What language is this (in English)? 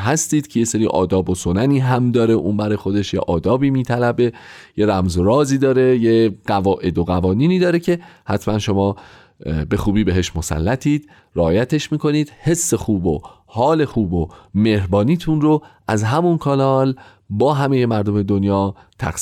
Persian